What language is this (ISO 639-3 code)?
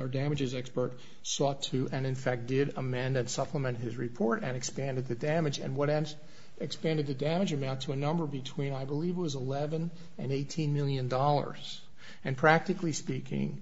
eng